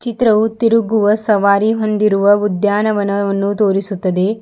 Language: Kannada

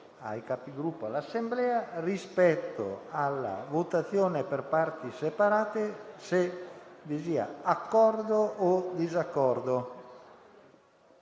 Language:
Italian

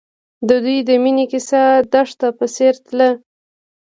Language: Pashto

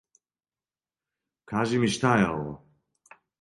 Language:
Serbian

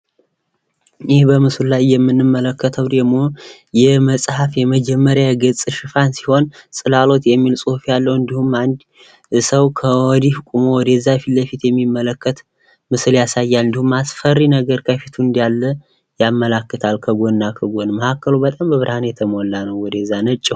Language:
Amharic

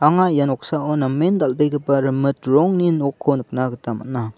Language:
Garo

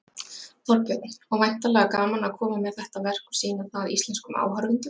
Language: Icelandic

